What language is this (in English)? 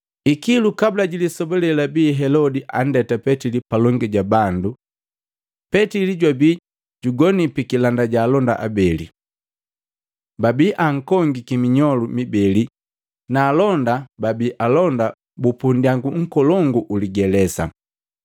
Matengo